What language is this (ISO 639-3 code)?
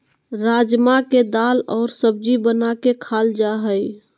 mag